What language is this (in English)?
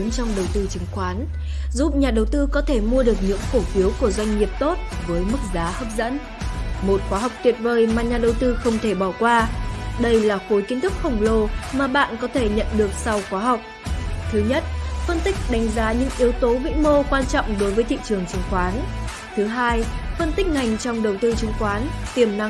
Vietnamese